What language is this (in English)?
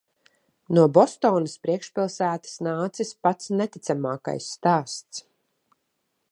Latvian